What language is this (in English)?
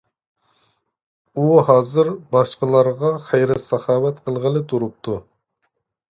Uyghur